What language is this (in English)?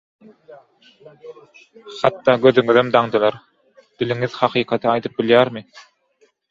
Turkmen